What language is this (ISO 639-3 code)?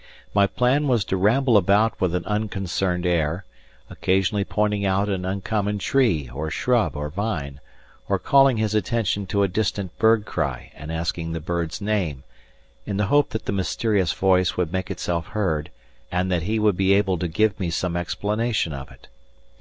eng